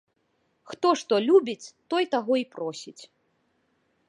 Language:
Belarusian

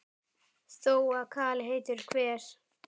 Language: Icelandic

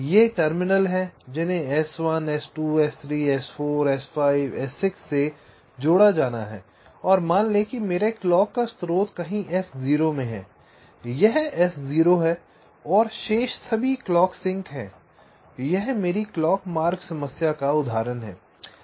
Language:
Hindi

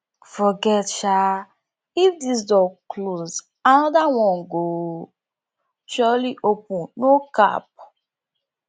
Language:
Nigerian Pidgin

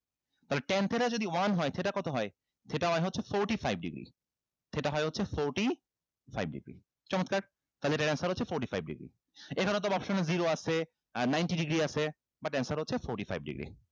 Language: Bangla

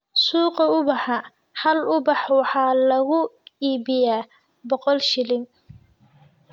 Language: Somali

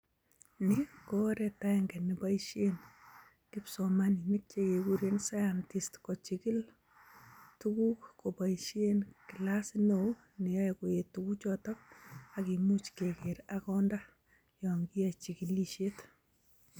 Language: Kalenjin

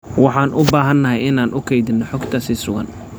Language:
Somali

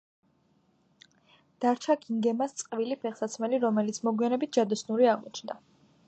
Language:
Georgian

